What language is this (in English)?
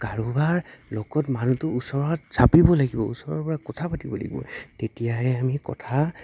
Assamese